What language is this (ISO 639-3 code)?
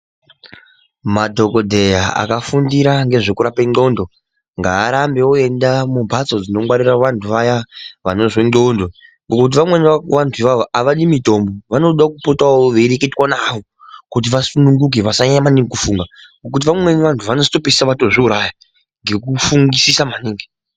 ndc